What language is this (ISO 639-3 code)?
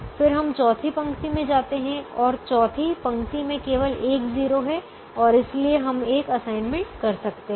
hin